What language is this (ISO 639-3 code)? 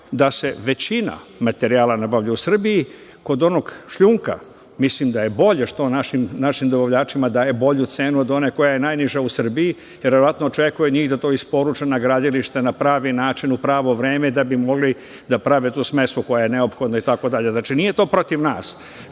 srp